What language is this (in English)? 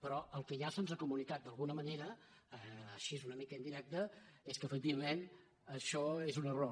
Catalan